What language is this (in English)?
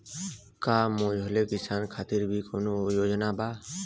Bhojpuri